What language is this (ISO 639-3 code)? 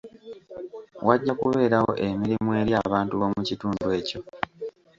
lug